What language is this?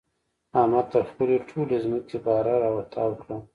Pashto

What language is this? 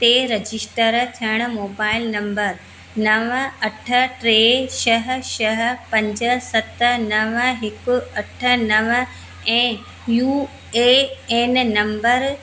Sindhi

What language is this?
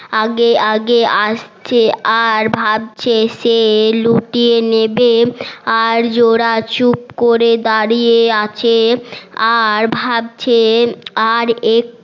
Bangla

